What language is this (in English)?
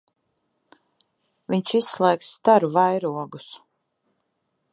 Latvian